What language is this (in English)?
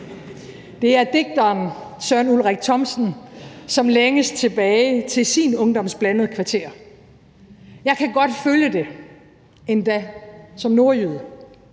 Danish